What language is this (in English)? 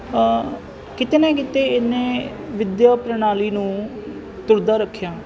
Punjabi